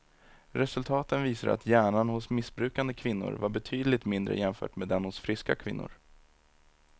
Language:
Swedish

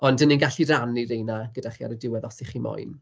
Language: Welsh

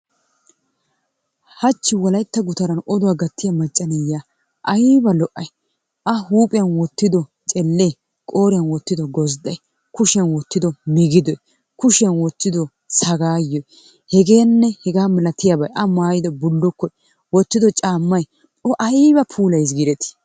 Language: Wolaytta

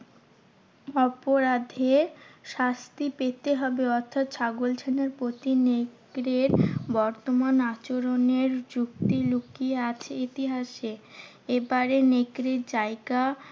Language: Bangla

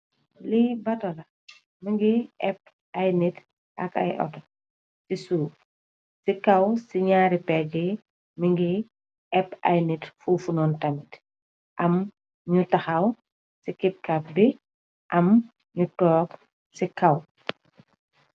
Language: Wolof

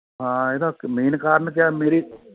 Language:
Punjabi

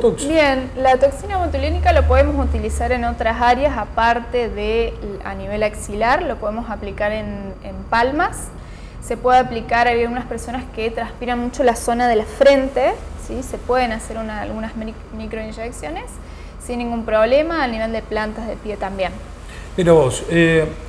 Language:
Spanish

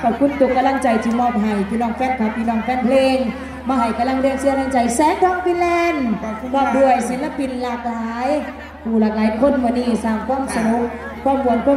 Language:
Thai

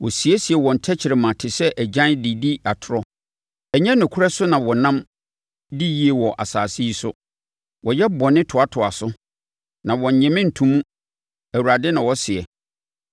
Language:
Akan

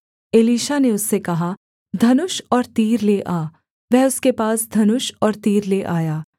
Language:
Hindi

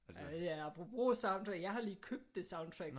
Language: Danish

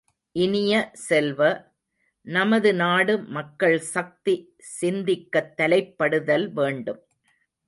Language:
Tamil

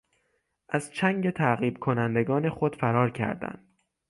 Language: Persian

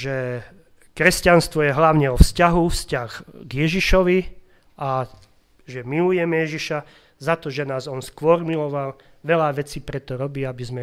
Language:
Slovak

